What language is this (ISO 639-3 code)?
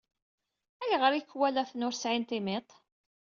kab